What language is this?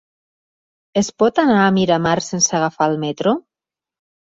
Catalan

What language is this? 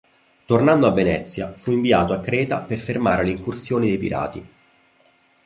Italian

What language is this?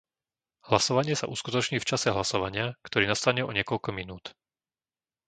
Slovak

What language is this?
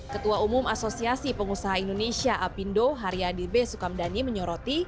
Indonesian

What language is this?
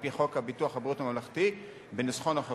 Hebrew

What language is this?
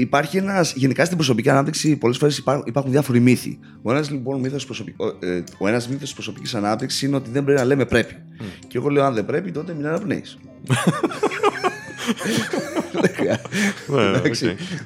Greek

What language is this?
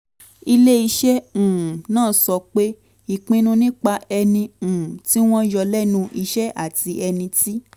Yoruba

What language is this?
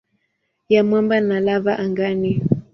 Swahili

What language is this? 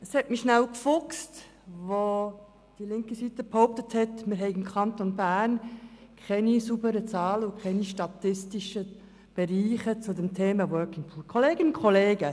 Swiss German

